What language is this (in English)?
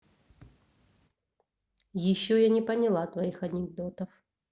Russian